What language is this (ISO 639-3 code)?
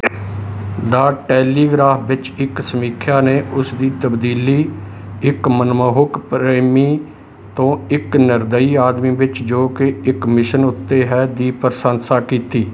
pan